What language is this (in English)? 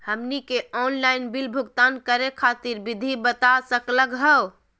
Magahi